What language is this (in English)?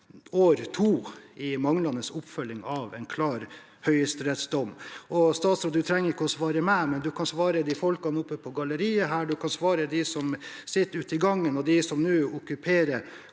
Norwegian